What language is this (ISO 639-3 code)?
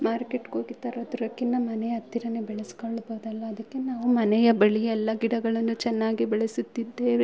kan